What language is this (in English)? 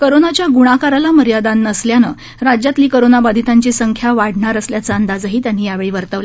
Marathi